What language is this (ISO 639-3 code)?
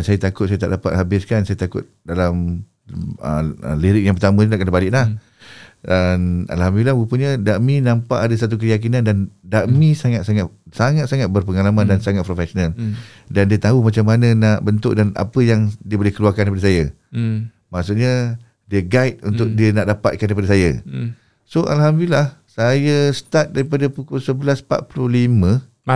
msa